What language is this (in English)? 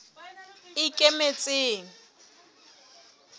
Southern Sotho